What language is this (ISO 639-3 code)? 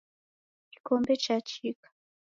dav